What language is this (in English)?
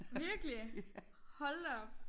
Danish